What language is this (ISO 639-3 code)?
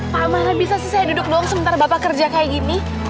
ind